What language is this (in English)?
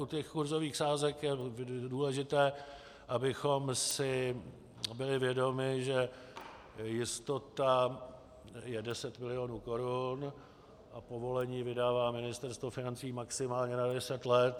Czech